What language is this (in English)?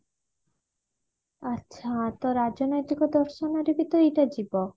Odia